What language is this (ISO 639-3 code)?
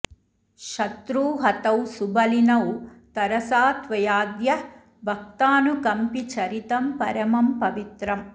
san